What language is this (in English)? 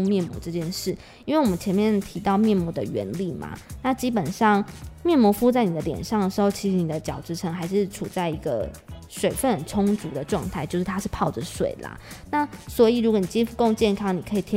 Chinese